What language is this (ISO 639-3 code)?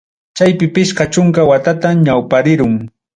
quy